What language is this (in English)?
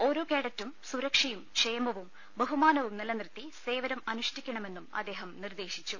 Malayalam